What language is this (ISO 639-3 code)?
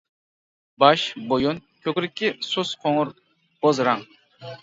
uig